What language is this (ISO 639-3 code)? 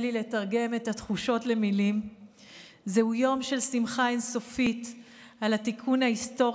heb